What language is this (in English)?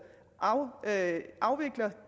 Danish